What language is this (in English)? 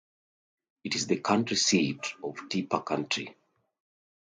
English